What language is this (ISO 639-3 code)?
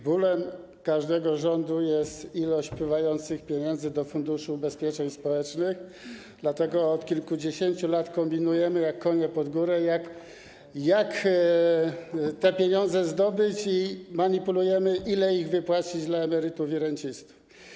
pol